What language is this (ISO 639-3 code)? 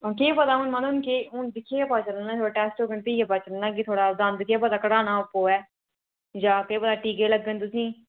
doi